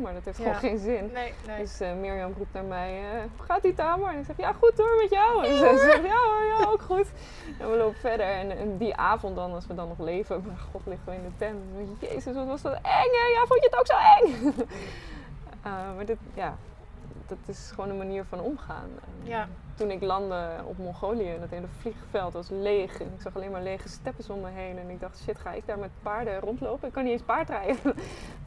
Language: Dutch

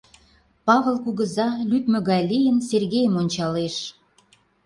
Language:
Mari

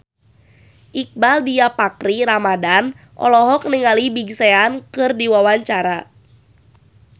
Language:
Sundanese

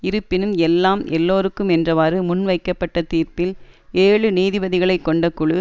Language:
Tamil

